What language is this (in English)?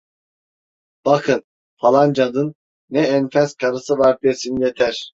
Turkish